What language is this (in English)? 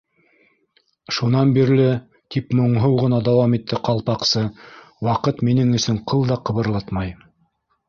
Bashkir